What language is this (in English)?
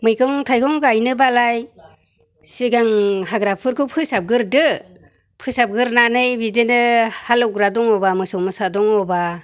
Bodo